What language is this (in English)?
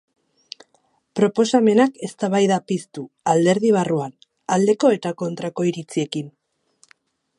Basque